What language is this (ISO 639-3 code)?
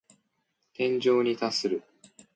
jpn